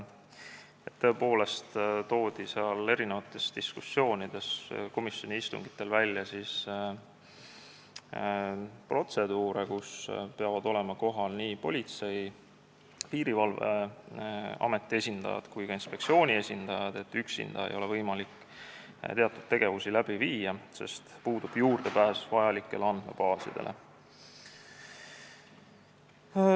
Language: Estonian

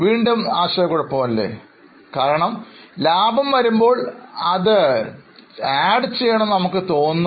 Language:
Malayalam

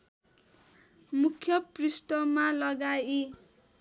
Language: Nepali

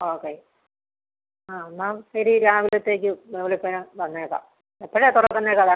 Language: Malayalam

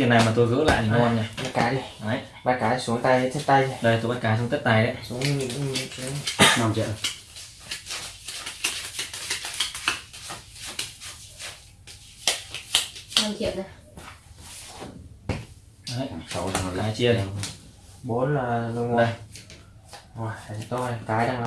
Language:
Vietnamese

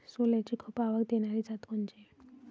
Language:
Marathi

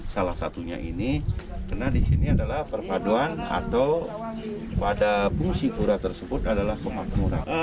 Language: Indonesian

